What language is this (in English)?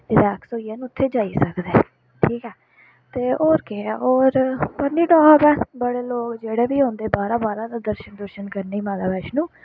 Dogri